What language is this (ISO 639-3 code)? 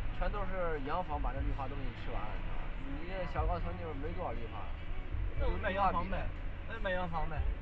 zho